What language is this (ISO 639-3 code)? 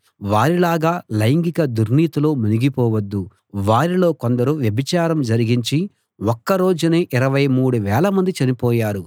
tel